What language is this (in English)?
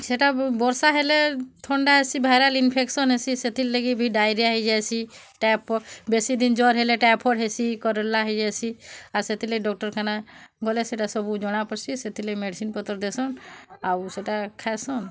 Odia